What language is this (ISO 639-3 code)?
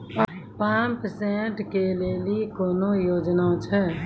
mai